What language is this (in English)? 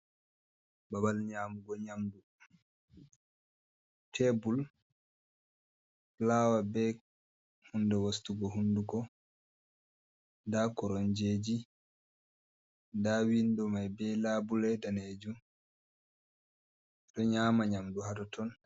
Fula